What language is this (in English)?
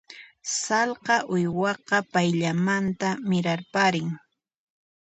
Puno Quechua